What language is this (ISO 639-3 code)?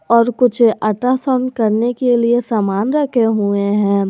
hin